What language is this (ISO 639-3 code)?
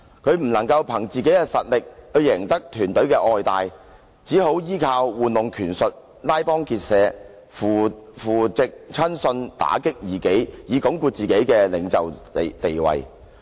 yue